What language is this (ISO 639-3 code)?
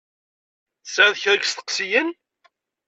kab